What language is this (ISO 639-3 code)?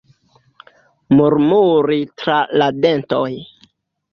epo